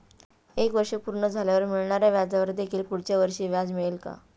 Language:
Marathi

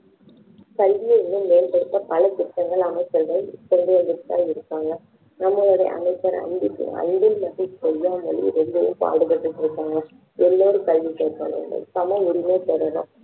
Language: Tamil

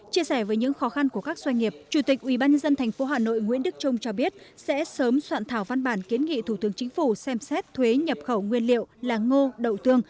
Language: Vietnamese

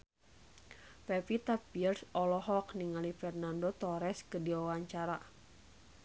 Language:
Sundanese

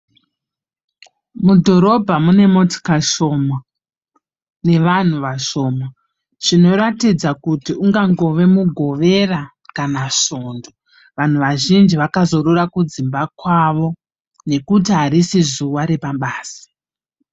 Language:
Shona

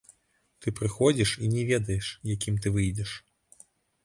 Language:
Belarusian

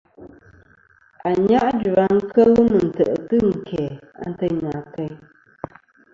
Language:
Kom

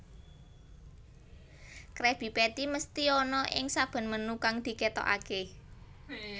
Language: Javanese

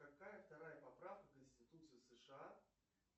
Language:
Russian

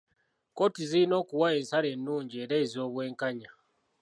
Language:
Ganda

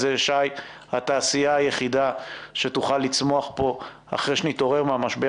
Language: Hebrew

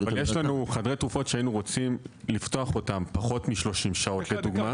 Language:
Hebrew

